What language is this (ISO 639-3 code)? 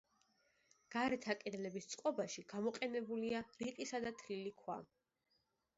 kat